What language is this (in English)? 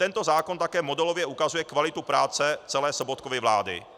Czech